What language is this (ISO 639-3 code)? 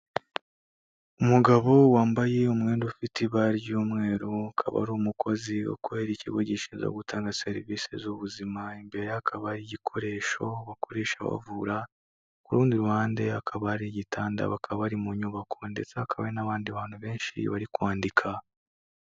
kin